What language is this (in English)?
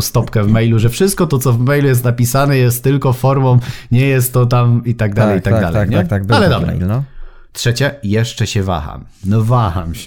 Polish